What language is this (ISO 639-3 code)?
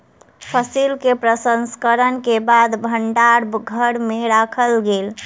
mai